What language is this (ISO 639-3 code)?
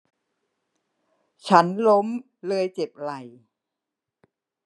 tha